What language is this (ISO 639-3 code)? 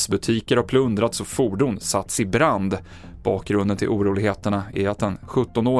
swe